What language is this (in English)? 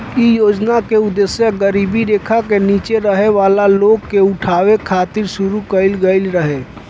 Bhojpuri